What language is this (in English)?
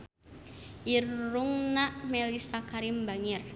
Sundanese